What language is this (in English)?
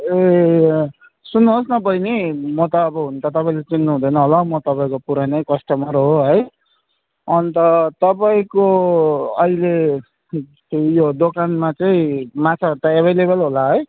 Nepali